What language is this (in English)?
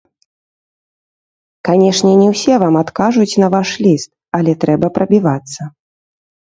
Belarusian